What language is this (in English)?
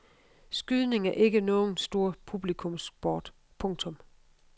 Danish